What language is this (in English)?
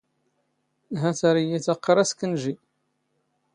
Standard Moroccan Tamazight